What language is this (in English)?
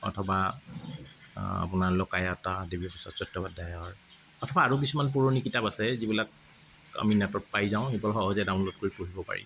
Assamese